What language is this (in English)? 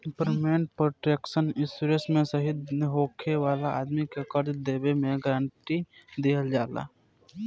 Bhojpuri